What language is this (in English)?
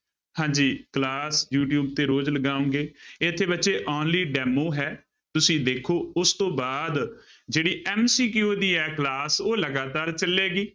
Punjabi